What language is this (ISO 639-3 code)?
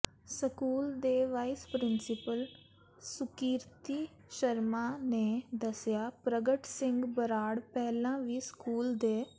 pan